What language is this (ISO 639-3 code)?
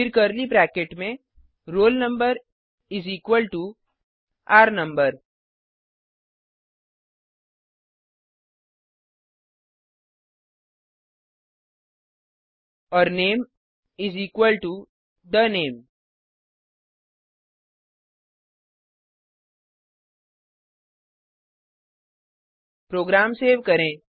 hin